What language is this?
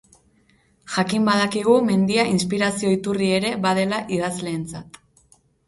Basque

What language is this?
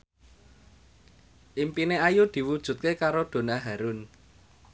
Javanese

